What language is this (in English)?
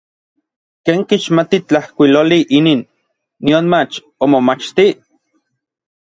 Orizaba Nahuatl